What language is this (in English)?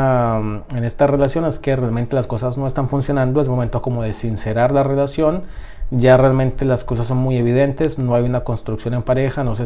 Spanish